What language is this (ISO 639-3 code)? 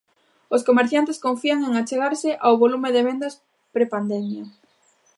glg